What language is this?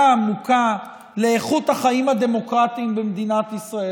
Hebrew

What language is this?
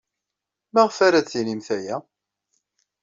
Kabyle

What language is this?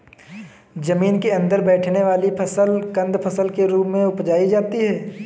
Hindi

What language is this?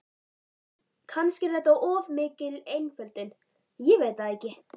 Icelandic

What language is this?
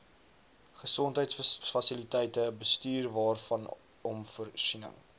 Afrikaans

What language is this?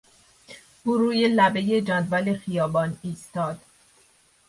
Persian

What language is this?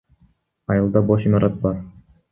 Kyrgyz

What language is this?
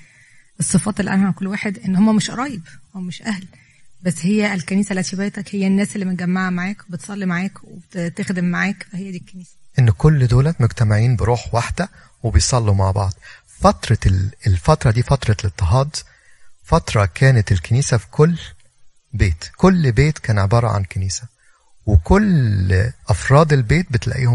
Arabic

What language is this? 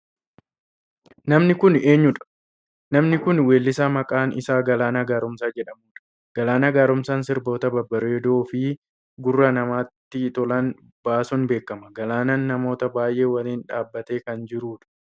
Oromo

